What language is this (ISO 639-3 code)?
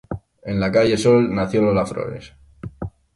spa